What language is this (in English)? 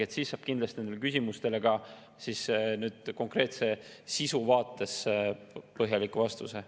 Estonian